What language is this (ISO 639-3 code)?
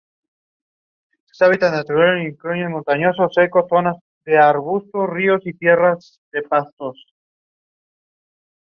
eng